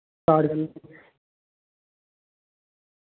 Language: Dogri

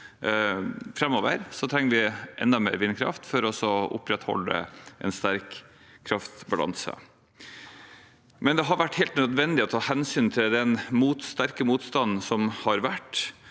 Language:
Norwegian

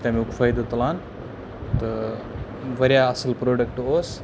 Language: Kashmiri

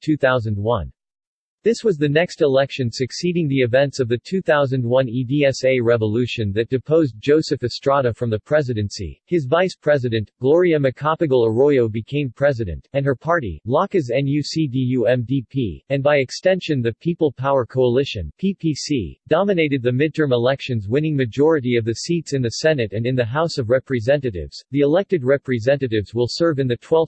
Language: English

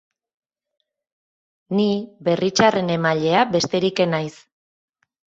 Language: Basque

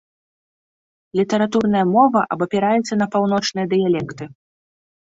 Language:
Belarusian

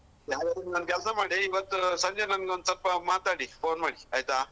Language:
Kannada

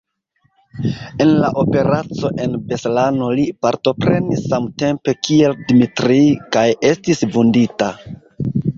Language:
Esperanto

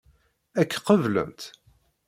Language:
Kabyle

